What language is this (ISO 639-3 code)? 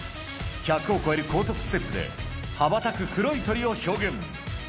jpn